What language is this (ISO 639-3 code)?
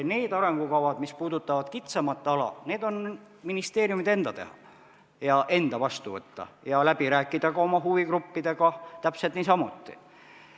est